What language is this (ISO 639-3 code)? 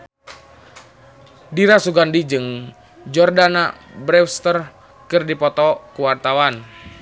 sun